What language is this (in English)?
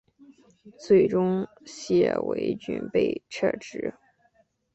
Chinese